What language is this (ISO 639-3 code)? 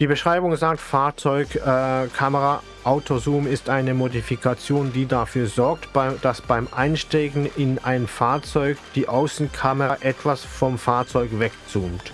deu